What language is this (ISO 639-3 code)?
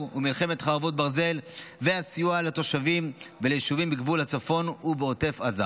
heb